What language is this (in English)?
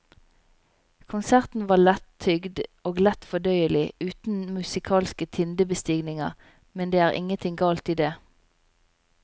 Norwegian